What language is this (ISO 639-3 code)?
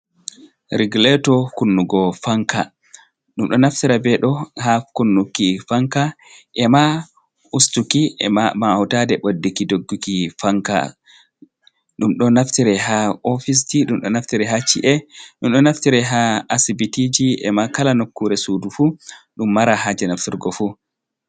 ful